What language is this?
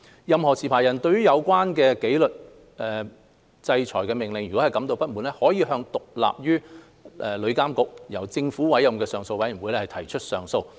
Cantonese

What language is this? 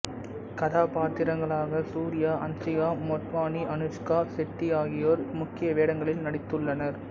Tamil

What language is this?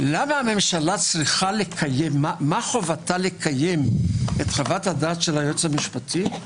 Hebrew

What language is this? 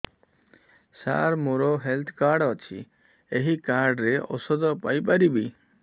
Odia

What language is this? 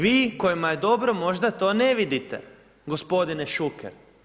Croatian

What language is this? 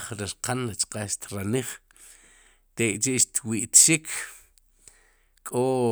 Sipacapense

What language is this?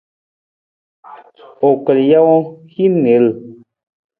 Nawdm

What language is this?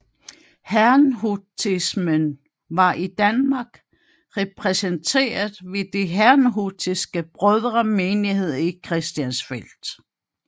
Danish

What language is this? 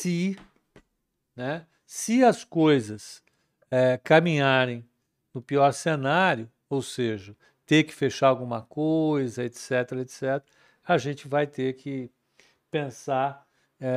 Portuguese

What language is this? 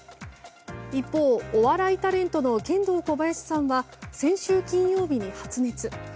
Japanese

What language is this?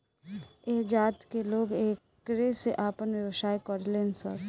Bhojpuri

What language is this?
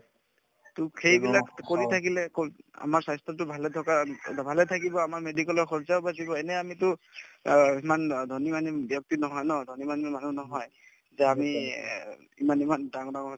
Assamese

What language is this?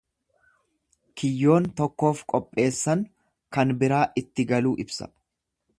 Oromo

